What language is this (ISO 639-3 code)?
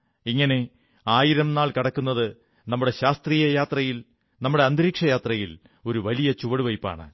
mal